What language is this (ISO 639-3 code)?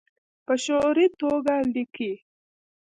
pus